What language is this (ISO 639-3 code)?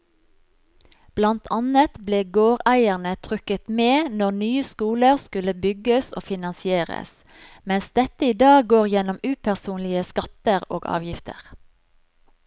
nor